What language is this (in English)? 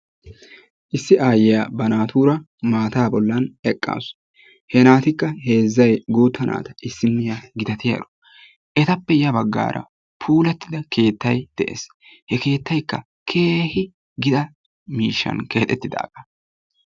Wolaytta